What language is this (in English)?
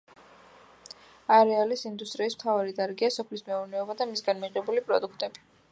Georgian